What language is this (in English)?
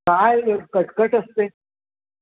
Marathi